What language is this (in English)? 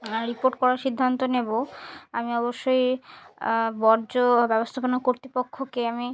Bangla